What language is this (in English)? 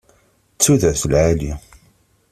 Kabyle